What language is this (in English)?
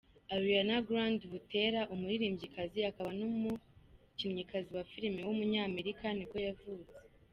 Kinyarwanda